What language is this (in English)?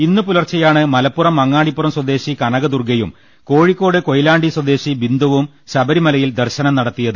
Malayalam